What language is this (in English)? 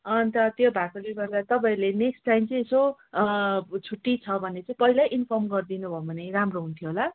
Nepali